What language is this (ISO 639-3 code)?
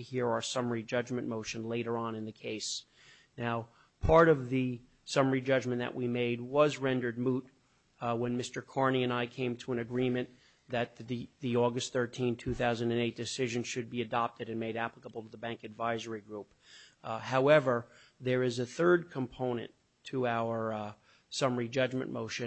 eng